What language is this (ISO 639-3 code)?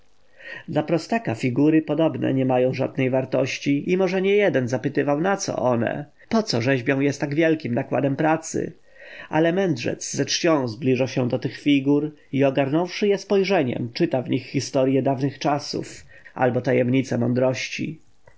pol